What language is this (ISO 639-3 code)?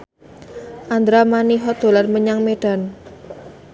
jav